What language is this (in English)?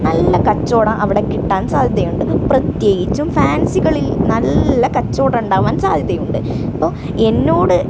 Malayalam